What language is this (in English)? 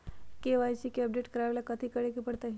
Magahi